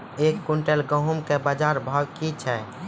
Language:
Maithili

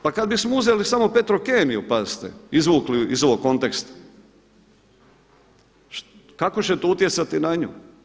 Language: Croatian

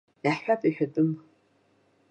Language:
Abkhazian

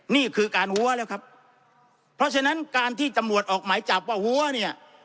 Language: Thai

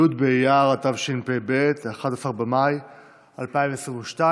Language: Hebrew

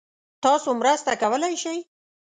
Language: Pashto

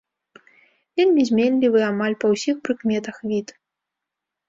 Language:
Belarusian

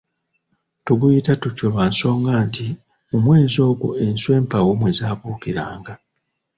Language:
Ganda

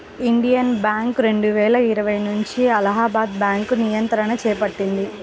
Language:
Telugu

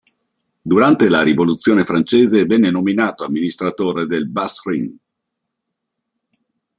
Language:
Italian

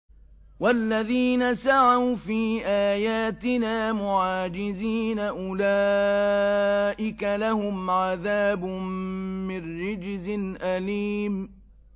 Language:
Arabic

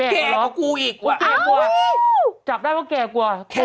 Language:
Thai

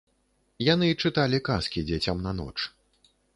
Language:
Belarusian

